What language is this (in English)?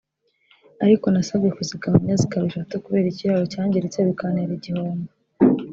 Kinyarwanda